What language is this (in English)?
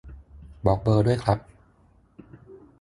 Thai